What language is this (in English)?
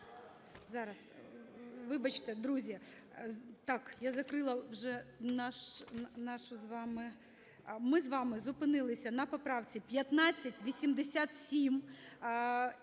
Ukrainian